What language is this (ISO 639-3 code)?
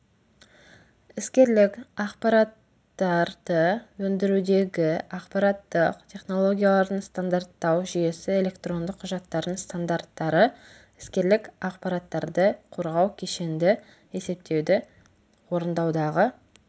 kaz